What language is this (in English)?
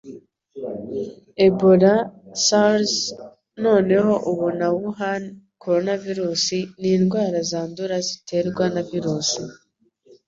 Kinyarwanda